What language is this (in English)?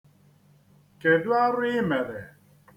Igbo